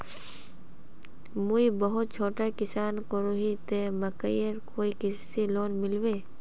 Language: Magahi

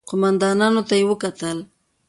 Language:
Pashto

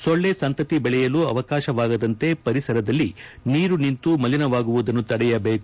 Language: Kannada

